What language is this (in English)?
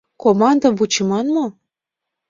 Mari